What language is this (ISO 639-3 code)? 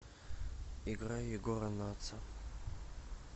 rus